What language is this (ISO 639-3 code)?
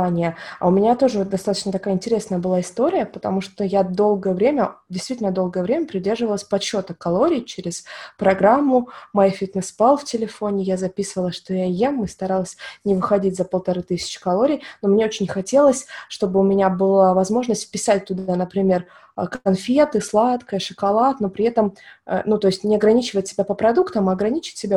rus